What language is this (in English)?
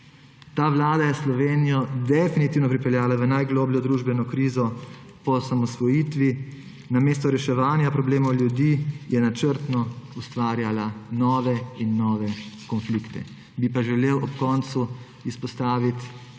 Slovenian